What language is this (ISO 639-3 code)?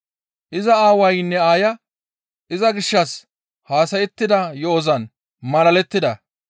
gmv